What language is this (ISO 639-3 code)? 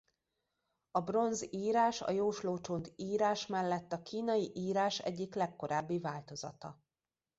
hun